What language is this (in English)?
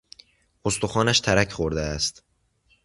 Persian